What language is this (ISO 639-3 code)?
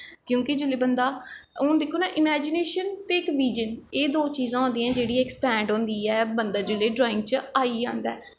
doi